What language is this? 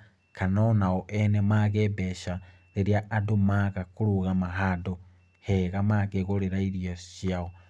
Kikuyu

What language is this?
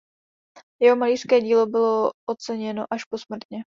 Czech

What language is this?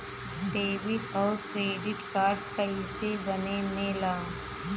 Bhojpuri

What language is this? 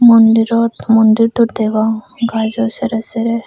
Chakma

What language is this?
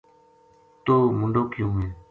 Gujari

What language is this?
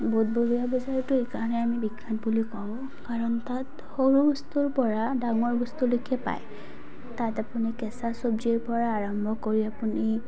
Assamese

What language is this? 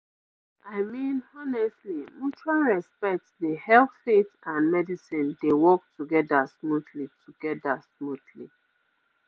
Nigerian Pidgin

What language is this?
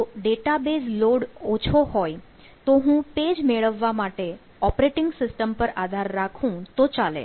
Gujarati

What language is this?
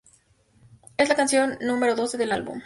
Spanish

